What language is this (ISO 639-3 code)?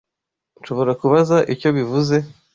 kin